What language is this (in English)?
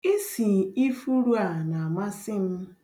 Igbo